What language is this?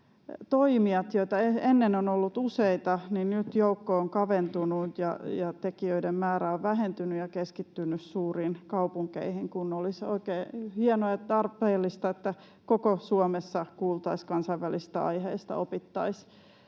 Finnish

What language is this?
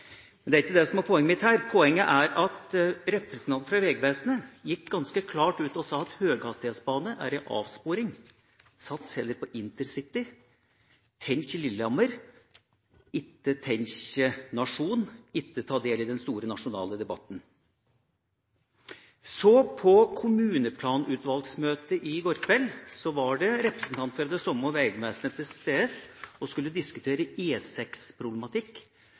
Norwegian Bokmål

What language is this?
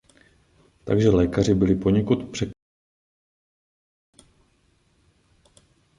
Czech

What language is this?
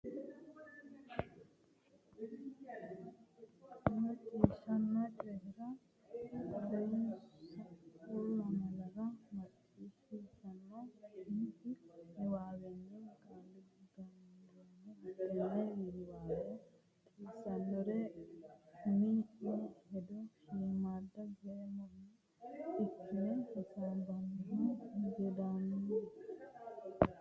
Sidamo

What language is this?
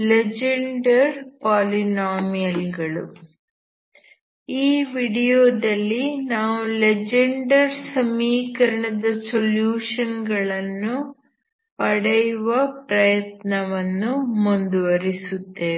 Kannada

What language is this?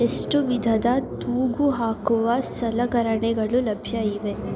Kannada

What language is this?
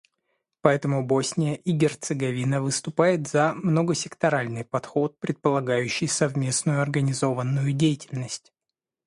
Russian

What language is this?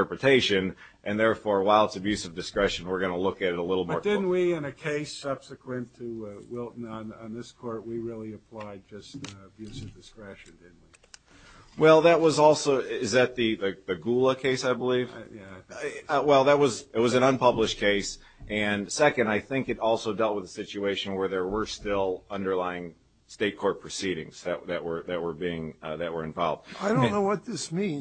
English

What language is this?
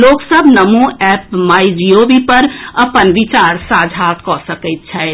Maithili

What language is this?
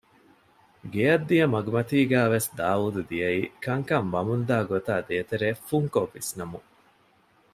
Divehi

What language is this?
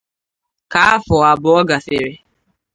Igbo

